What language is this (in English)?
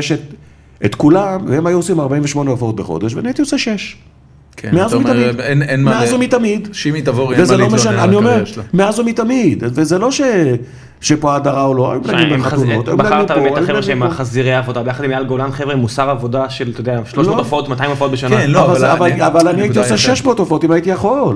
Hebrew